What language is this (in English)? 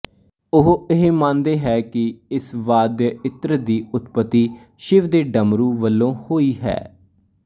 Punjabi